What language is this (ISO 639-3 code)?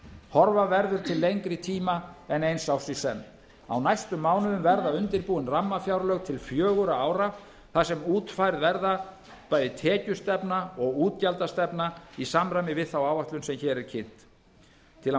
isl